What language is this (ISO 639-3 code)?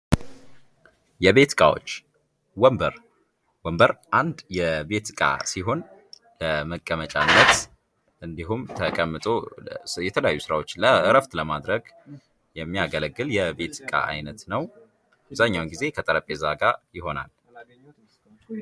amh